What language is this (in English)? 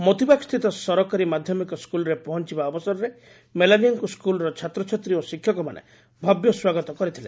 Odia